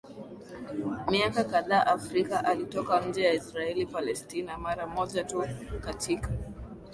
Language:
Swahili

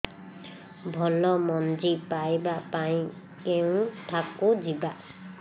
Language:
Odia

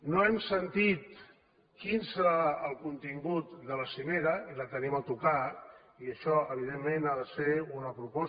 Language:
Catalan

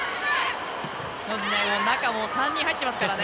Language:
Japanese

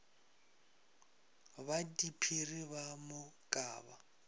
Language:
Northern Sotho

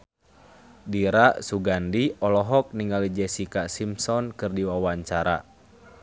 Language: Sundanese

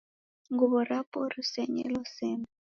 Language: Taita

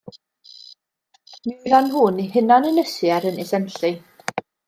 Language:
Welsh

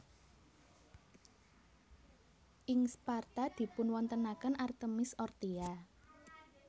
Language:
Javanese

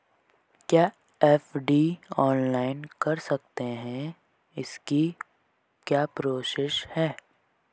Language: Hindi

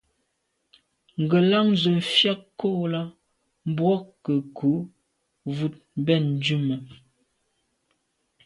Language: Medumba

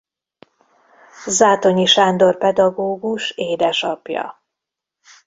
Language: Hungarian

